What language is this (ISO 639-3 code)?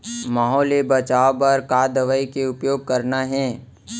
hne